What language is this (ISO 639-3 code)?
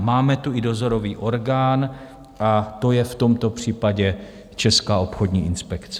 ces